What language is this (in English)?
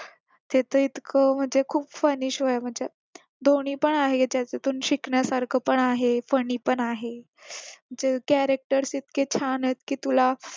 Marathi